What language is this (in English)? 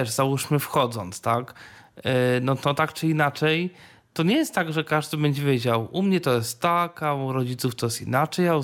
Polish